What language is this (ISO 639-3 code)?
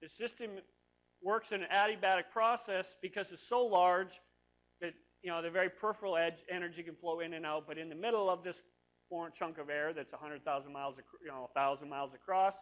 eng